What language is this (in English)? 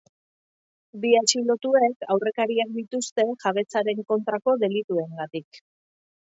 Basque